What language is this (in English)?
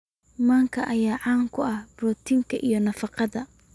Somali